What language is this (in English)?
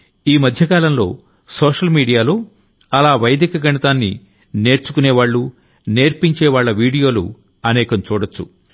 Telugu